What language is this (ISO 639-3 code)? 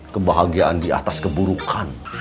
ind